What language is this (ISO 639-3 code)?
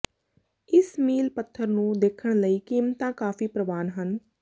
pan